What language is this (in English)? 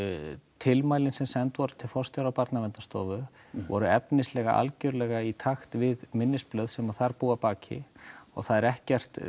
Icelandic